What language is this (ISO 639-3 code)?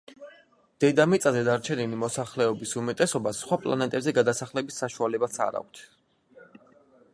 kat